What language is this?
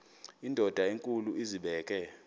Xhosa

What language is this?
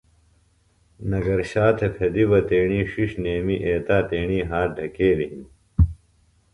Phalura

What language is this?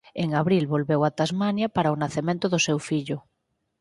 Galician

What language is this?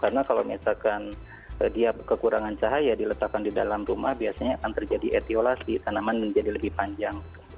Indonesian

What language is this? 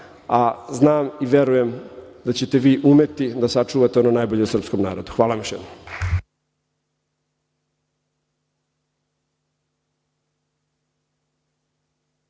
Serbian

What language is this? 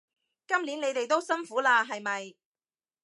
Cantonese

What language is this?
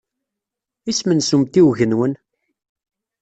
Kabyle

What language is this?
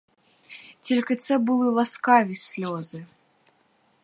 Ukrainian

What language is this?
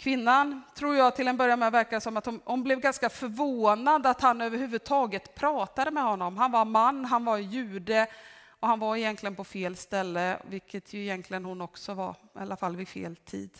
Swedish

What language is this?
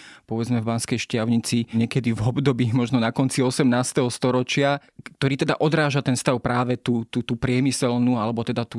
Slovak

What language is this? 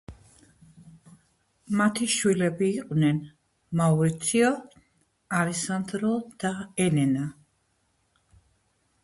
Georgian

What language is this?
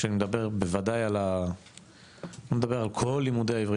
Hebrew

